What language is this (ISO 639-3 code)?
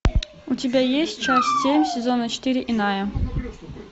rus